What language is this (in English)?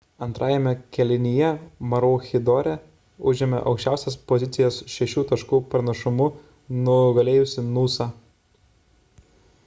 Lithuanian